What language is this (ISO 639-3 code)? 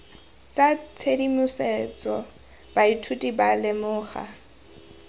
tsn